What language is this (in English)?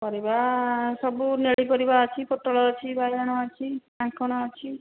Odia